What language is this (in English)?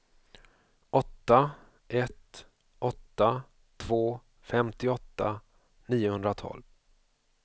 Swedish